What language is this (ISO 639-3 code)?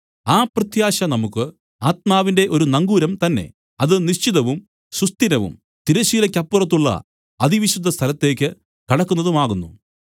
mal